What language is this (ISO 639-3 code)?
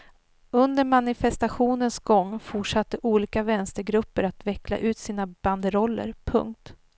swe